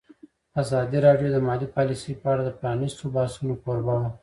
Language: Pashto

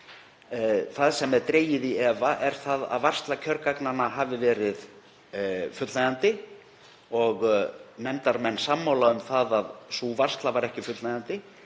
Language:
Icelandic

